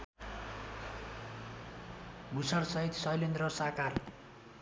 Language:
Nepali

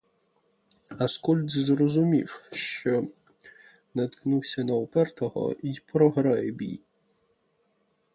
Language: Ukrainian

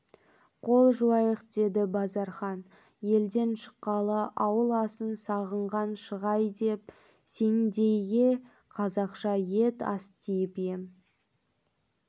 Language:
Kazakh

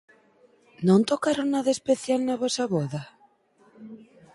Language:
Galician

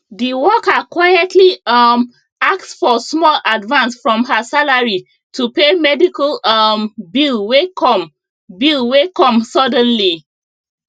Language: Nigerian Pidgin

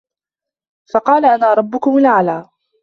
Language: Arabic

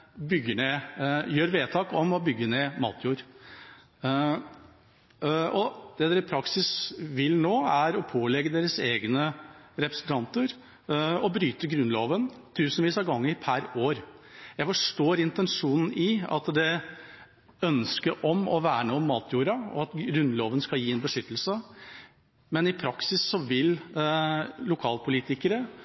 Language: Norwegian Bokmål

